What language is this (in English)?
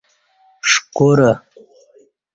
Kati